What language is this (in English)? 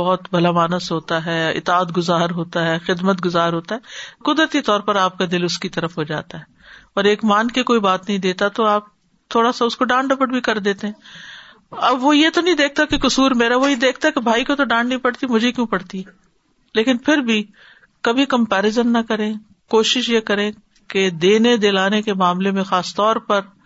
Urdu